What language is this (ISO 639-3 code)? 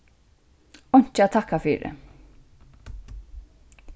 fao